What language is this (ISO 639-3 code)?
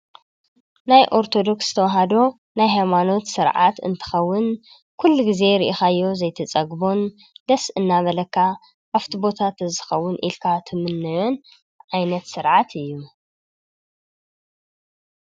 tir